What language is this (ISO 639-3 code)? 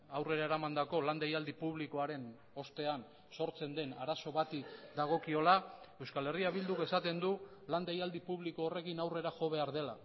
eus